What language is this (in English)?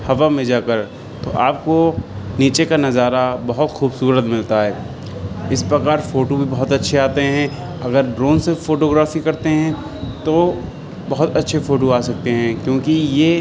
Urdu